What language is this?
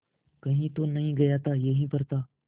Hindi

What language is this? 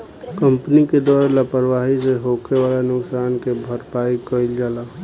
Bhojpuri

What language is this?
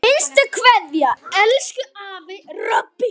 Icelandic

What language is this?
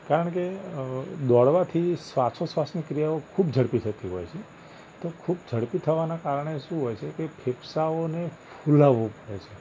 Gujarati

